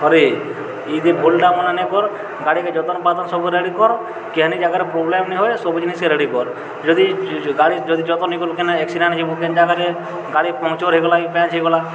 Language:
Odia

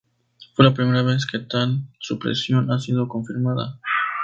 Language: Spanish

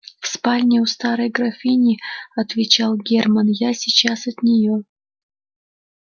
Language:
Russian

